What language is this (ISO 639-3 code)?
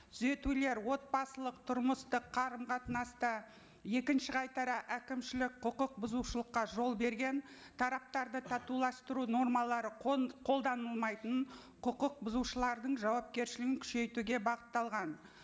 kaz